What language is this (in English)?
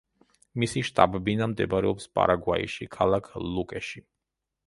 Georgian